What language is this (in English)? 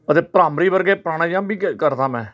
Punjabi